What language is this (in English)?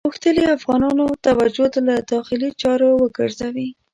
Pashto